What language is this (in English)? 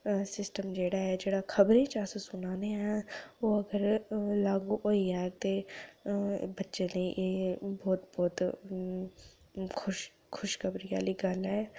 Dogri